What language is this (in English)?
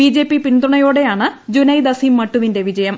Malayalam